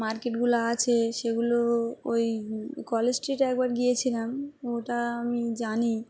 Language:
Bangla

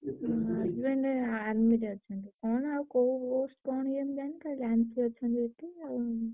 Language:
Odia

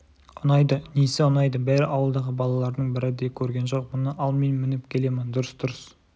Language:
Kazakh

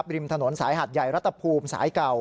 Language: Thai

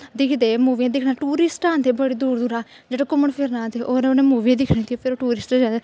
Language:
Dogri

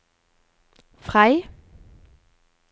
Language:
Norwegian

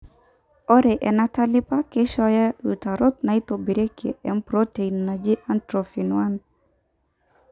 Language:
Masai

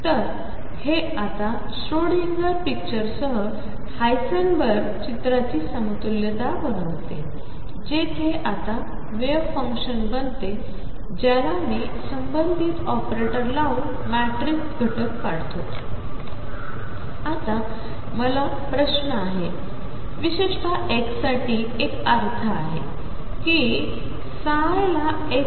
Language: Marathi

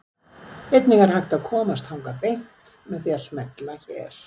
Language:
Icelandic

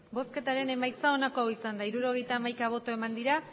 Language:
Basque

